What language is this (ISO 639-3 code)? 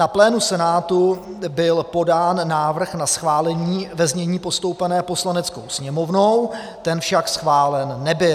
ces